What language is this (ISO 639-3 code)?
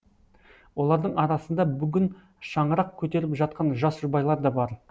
kaz